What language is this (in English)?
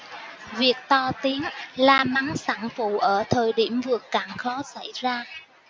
Vietnamese